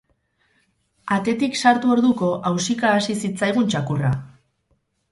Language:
Basque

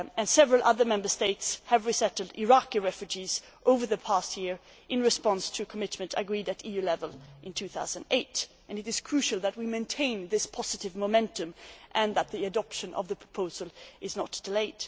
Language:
English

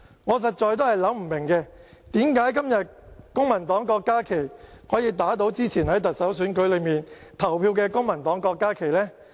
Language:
Cantonese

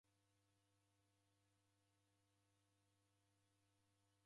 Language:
Taita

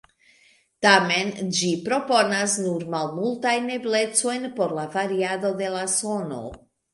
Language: Esperanto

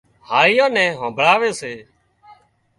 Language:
Wadiyara Koli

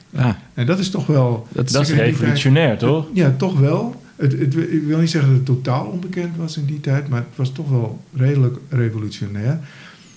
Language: Dutch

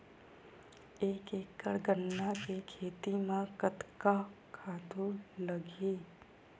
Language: Chhattisgarhi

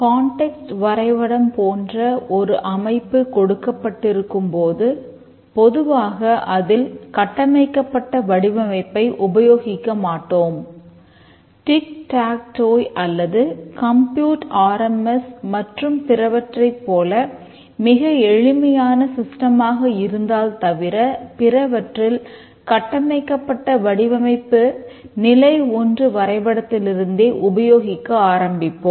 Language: Tamil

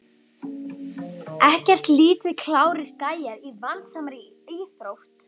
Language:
Icelandic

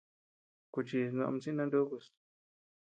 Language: Tepeuxila Cuicatec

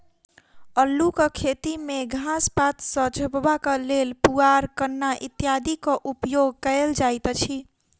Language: Maithili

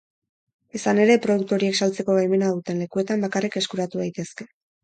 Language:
Basque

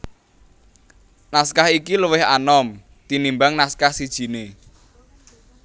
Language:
Javanese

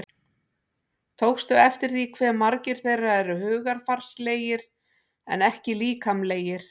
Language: Icelandic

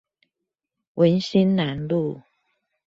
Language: Chinese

